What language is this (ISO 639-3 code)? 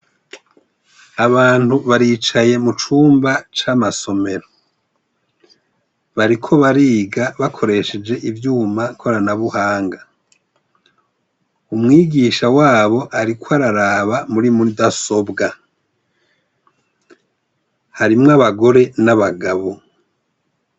run